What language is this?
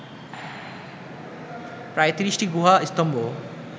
Bangla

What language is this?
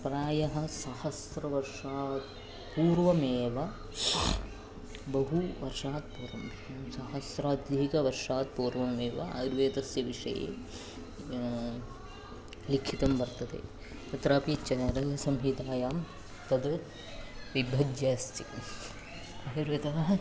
Sanskrit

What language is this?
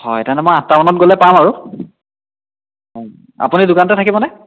Assamese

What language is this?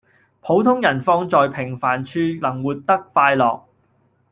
Cantonese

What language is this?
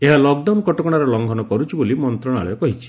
Odia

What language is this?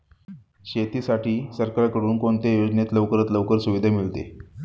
Marathi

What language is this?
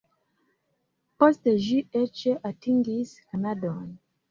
Esperanto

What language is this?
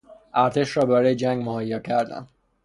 Persian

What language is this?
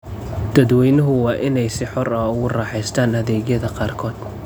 Somali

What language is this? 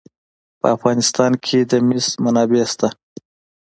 Pashto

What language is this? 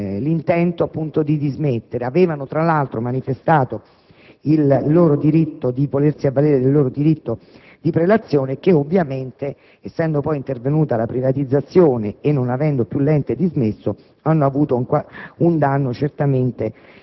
Italian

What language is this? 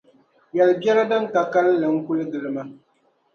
Dagbani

